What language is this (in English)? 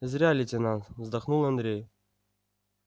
Russian